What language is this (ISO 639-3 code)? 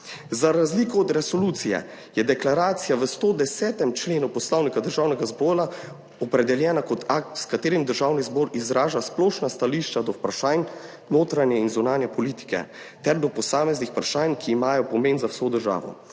slv